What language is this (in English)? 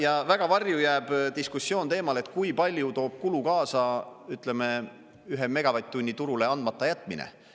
Estonian